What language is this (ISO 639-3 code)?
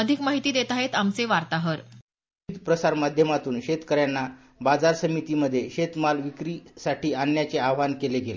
mar